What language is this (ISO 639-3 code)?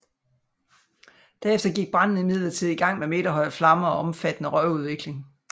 dan